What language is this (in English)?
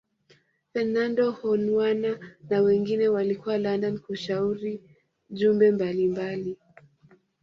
Swahili